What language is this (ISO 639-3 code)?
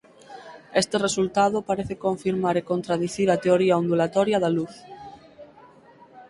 glg